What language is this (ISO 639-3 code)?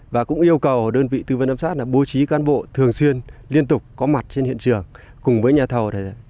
vie